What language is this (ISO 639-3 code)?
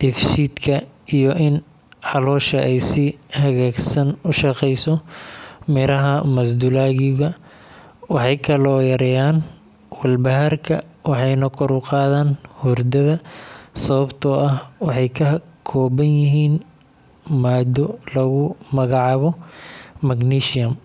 som